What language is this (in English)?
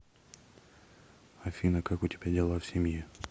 Russian